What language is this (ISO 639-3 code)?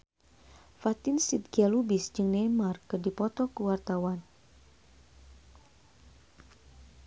sun